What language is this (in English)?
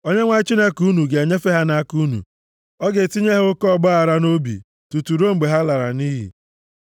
Igbo